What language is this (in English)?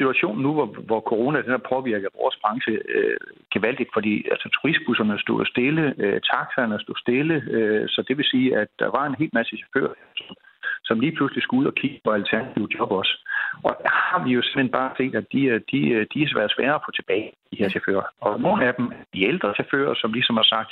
Danish